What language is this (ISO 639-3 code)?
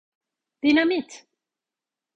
tur